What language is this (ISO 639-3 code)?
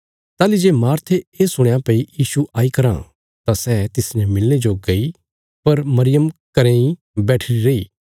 kfs